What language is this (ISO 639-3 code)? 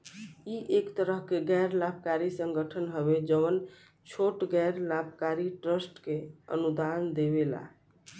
bho